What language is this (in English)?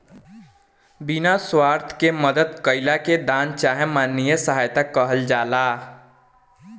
Bhojpuri